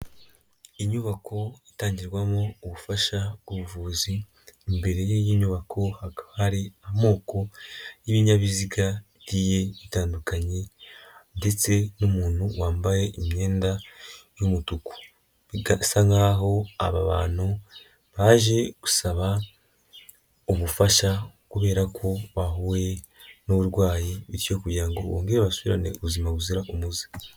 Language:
Kinyarwanda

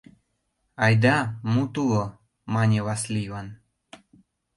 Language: Mari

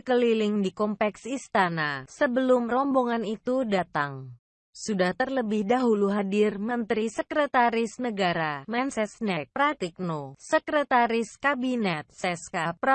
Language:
Indonesian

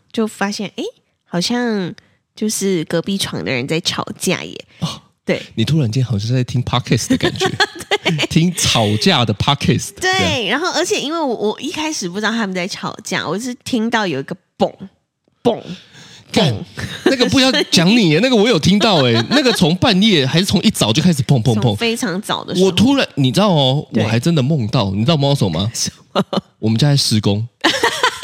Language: Chinese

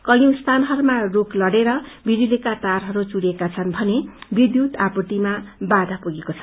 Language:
Nepali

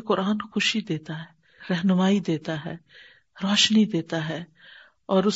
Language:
Urdu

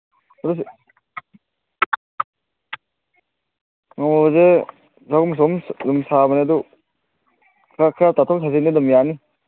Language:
Manipuri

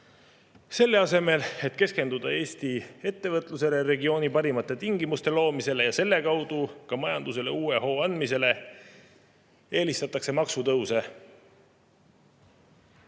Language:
Estonian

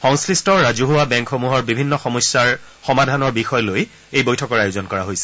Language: Assamese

